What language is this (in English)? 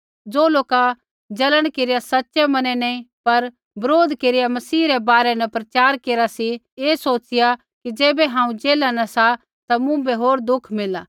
Kullu Pahari